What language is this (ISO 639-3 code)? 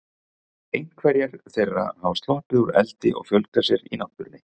isl